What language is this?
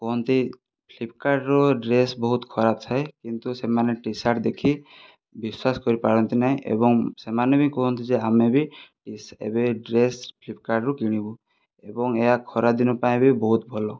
Odia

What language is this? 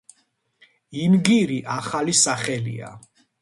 Georgian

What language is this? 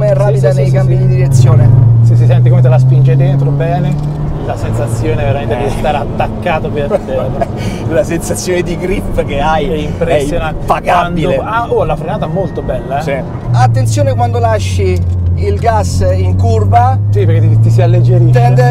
Italian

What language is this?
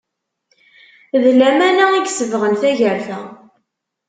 Kabyle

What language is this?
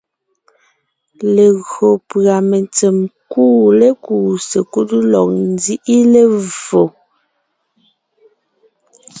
Ngiemboon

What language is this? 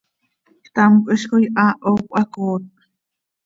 Seri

